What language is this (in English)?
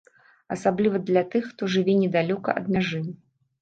Belarusian